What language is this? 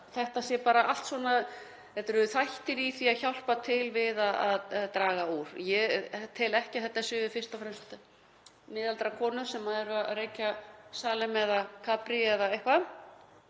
Icelandic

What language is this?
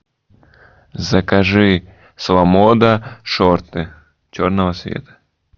Russian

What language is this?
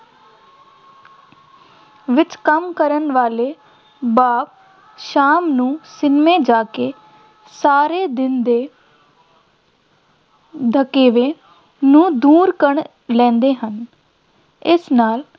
Punjabi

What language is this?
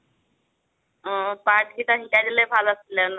Assamese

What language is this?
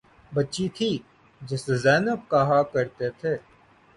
Urdu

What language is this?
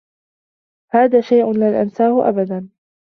Arabic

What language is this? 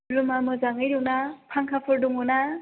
Bodo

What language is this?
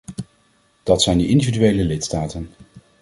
Dutch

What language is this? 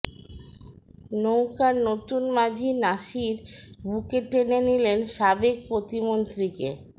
Bangla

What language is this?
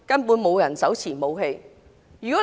Cantonese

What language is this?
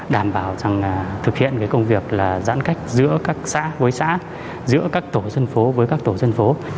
Vietnamese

